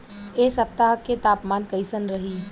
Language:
Bhojpuri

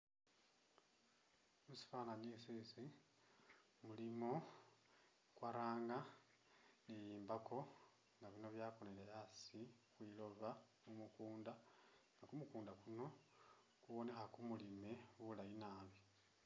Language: Masaaba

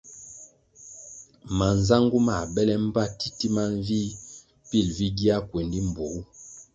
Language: Kwasio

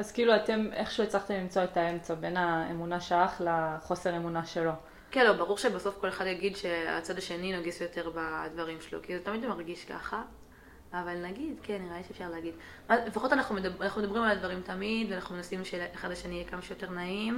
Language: Hebrew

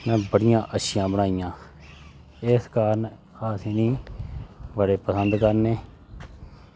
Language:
Dogri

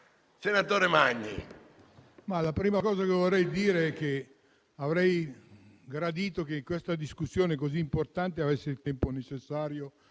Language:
Italian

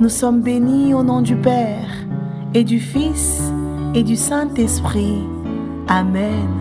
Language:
French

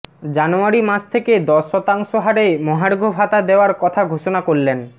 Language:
Bangla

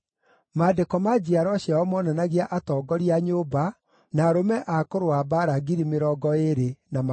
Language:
Kikuyu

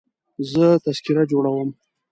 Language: Pashto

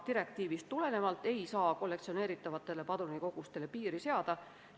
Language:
Estonian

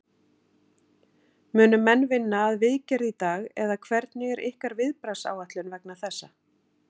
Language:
Icelandic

